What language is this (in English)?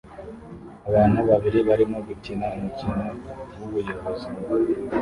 Kinyarwanda